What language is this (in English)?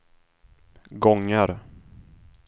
Swedish